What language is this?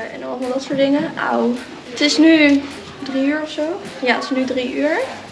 Dutch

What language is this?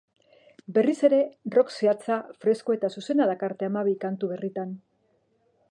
Basque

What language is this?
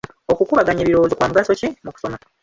Ganda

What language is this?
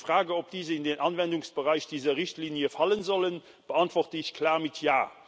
German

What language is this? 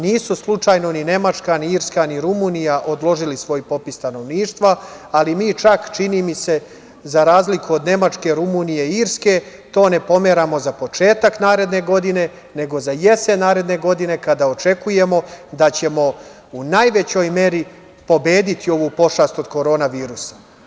Serbian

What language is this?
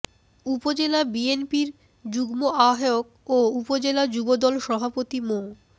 Bangla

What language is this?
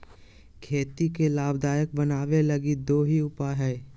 Magahi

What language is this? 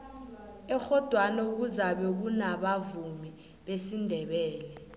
South Ndebele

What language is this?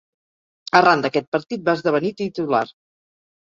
Catalan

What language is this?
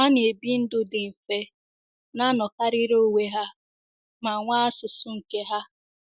Igbo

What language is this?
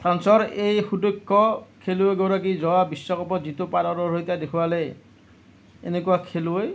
Assamese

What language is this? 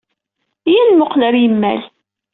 Kabyle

